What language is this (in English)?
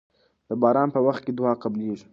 Pashto